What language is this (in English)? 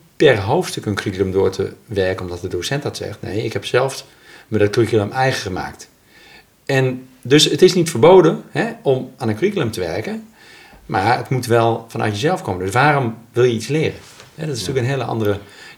Dutch